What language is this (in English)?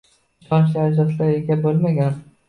Uzbek